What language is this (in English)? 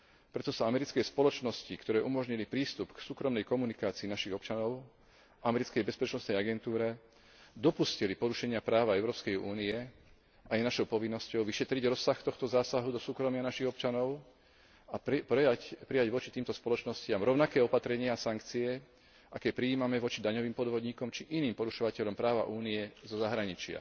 Slovak